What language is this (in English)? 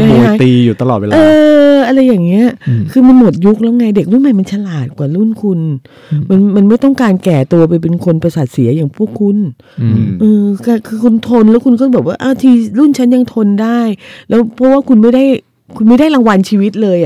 Thai